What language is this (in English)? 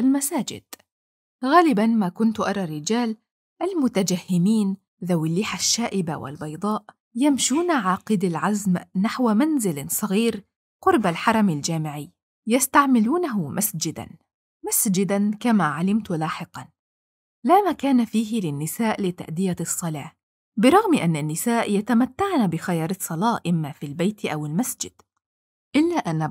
Arabic